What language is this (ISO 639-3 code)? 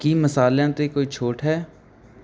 pan